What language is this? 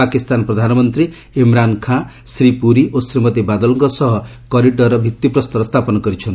Odia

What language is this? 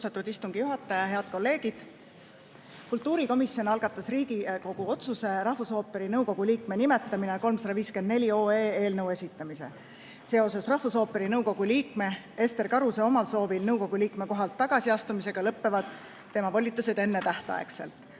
Estonian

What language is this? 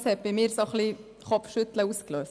Swiss German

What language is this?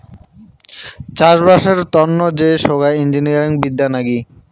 Bangla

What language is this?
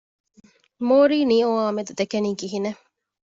Divehi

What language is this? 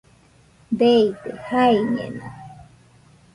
Nüpode Huitoto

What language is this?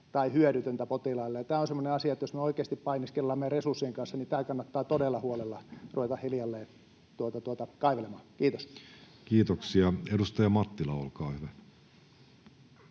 Finnish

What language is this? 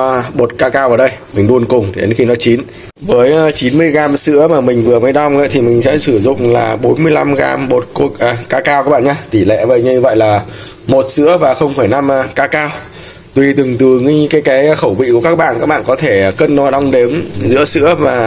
Vietnamese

